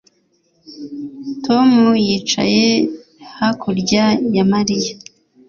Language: Kinyarwanda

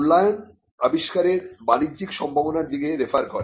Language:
Bangla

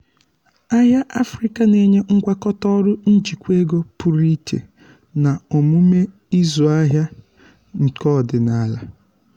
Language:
Igbo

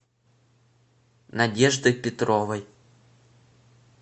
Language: Russian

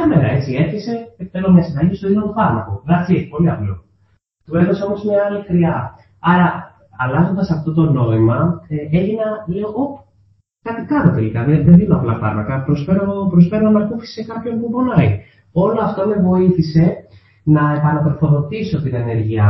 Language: Greek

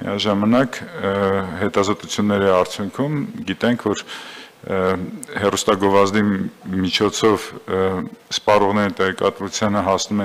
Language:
Turkish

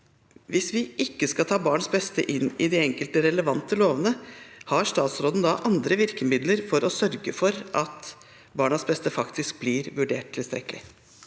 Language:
Norwegian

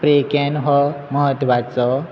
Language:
Konkani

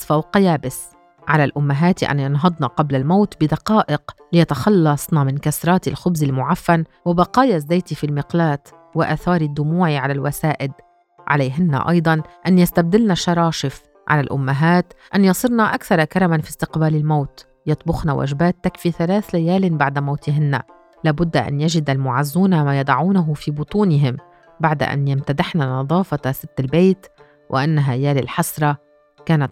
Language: Arabic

